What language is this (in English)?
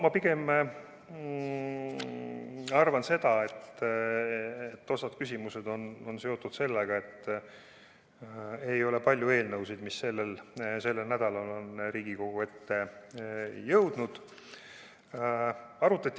Estonian